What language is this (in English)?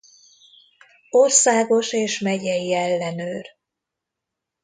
Hungarian